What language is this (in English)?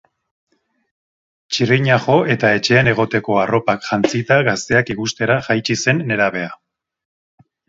Basque